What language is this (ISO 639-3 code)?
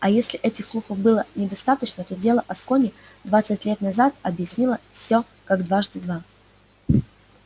rus